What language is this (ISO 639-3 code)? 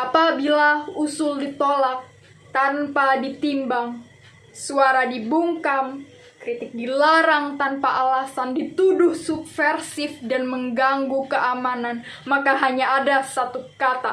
ind